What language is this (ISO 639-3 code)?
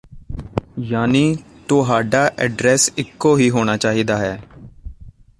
pan